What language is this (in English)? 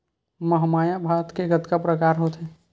Chhattisgarhi